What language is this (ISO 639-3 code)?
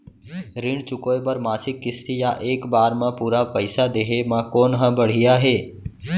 hne